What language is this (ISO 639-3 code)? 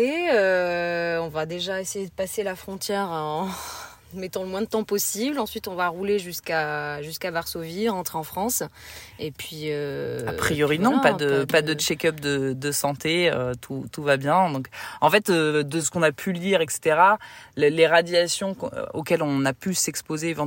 fra